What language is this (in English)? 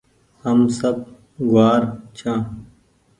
Goaria